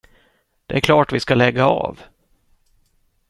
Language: Swedish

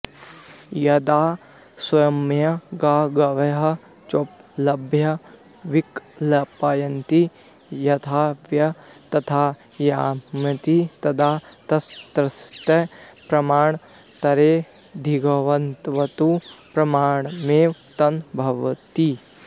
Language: Sanskrit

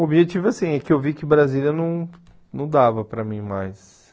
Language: Portuguese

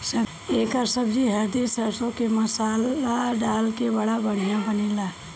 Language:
Bhojpuri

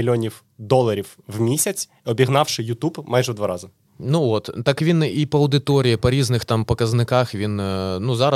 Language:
Ukrainian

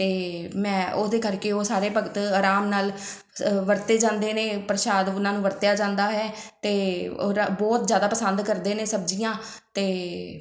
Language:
Punjabi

